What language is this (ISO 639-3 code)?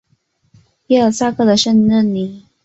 zho